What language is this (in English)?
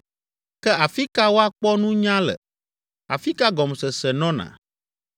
Ewe